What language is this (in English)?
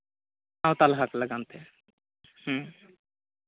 Santali